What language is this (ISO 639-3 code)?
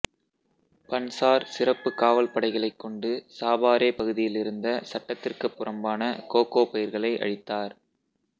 tam